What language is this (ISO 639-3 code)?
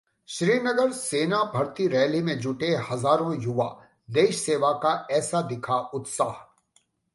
hin